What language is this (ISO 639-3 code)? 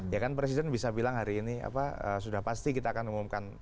ind